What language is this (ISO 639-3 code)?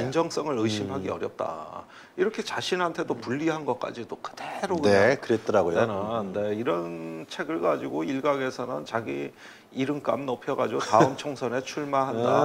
kor